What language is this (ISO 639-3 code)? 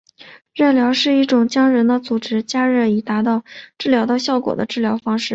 zho